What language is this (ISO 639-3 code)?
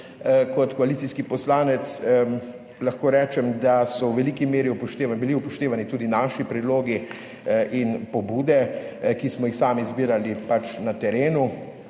slv